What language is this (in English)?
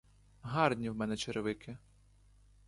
Ukrainian